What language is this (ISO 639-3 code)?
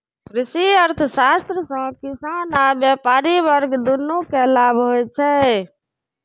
mai